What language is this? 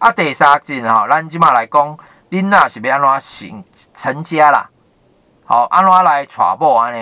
Chinese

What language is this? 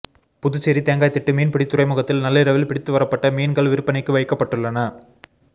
Tamil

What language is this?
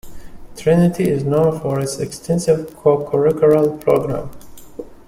English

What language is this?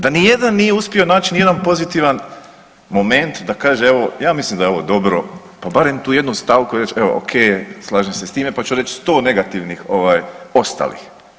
Croatian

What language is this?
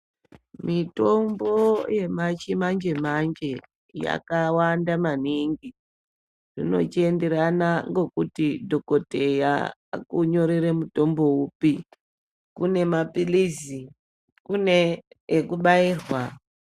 Ndau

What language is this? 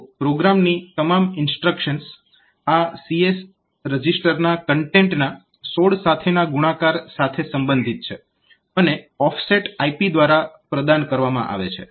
Gujarati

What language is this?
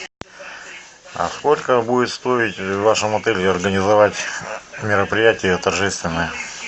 Russian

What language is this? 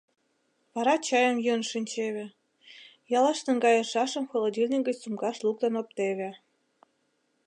Mari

